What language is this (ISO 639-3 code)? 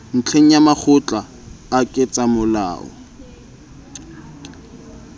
sot